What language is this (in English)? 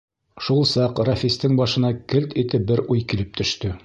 Bashkir